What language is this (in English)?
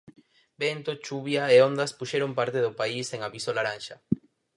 Galician